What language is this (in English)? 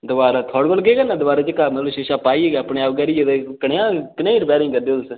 Dogri